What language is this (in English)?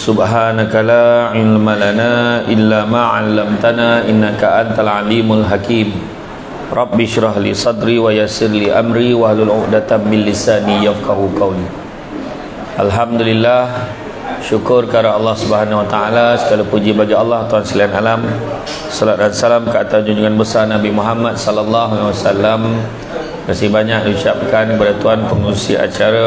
Malay